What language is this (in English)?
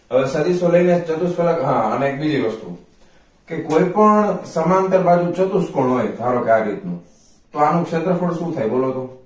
Gujarati